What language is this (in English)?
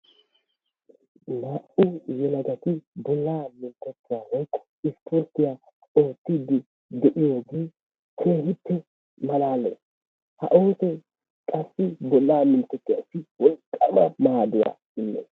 Wolaytta